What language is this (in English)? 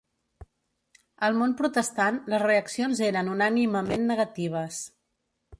Catalan